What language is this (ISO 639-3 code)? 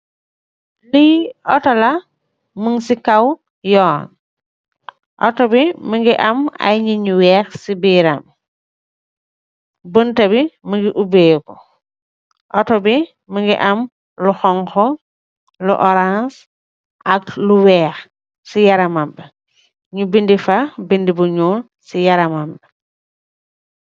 wol